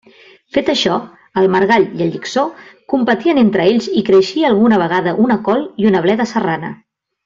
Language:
Catalan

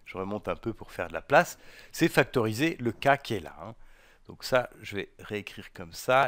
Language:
French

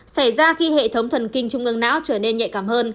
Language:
Vietnamese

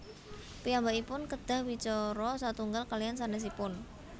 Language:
Javanese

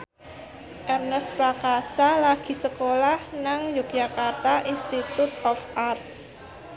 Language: Javanese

